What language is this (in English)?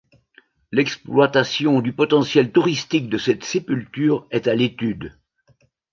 French